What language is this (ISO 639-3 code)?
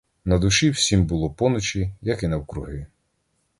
ukr